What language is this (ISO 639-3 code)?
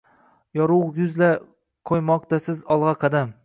uzb